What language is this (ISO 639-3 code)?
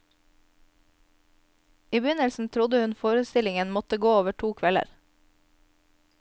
nor